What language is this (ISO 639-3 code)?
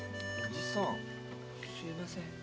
jpn